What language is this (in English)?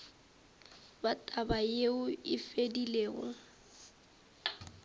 Northern Sotho